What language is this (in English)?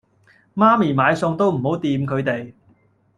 Cantonese